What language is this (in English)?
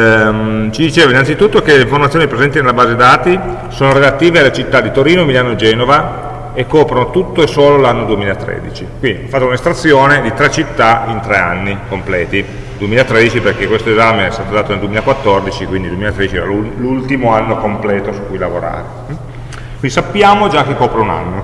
Italian